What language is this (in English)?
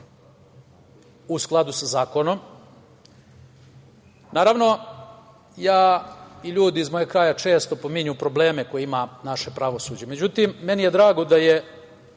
Serbian